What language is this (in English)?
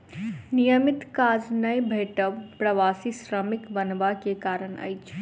Maithili